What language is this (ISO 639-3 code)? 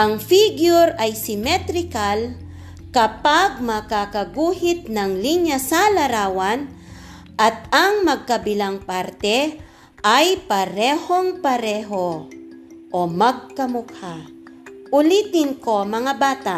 fil